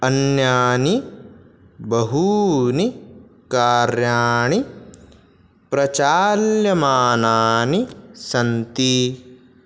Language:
Sanskrit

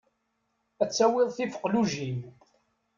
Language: Kabyle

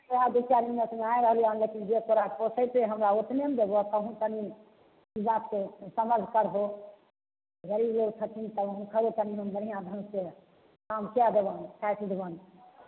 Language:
Maithili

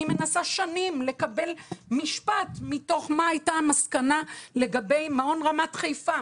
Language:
Hebrew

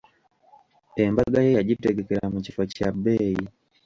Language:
Ganda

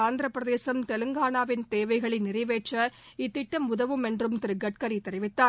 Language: Tamil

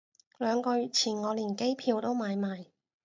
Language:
Cantonese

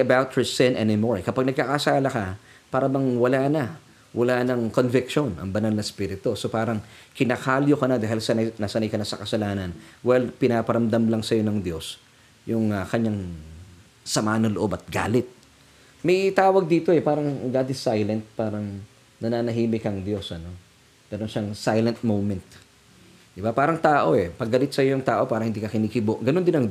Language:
Filipino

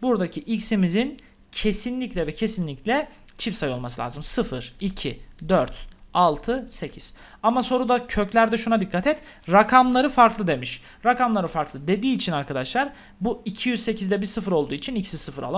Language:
Turkish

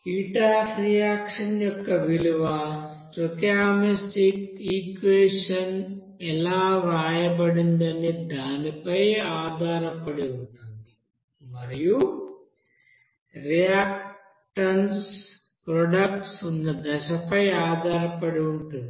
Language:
Telugu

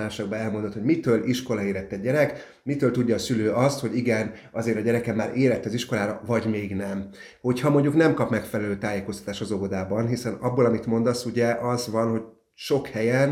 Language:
Hungarian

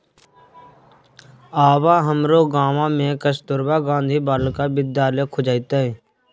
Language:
Maithili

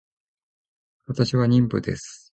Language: Japanese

